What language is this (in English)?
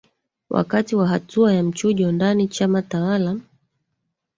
Swahili